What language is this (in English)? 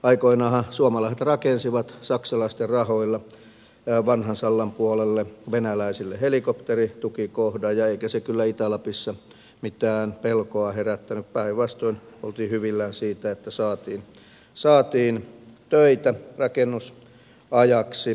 Finnish